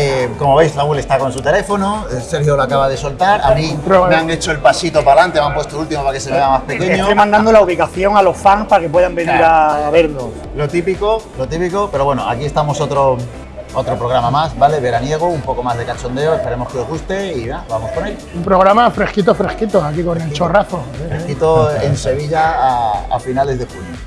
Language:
Spanish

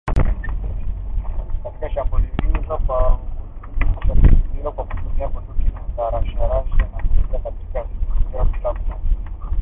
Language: Swahili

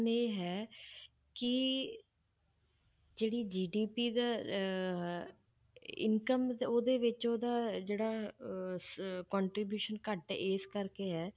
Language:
Punjabi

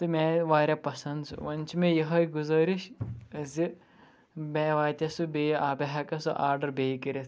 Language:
Kashmiri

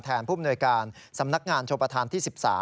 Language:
Thai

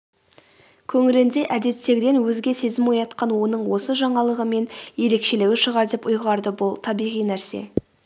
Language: Kazakh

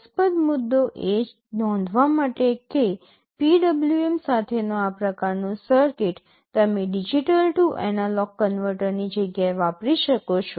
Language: Gujarati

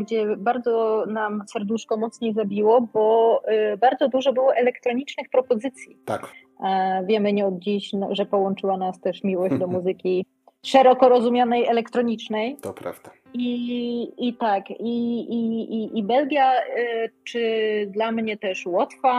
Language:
Polish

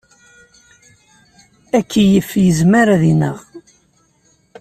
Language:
Kabyle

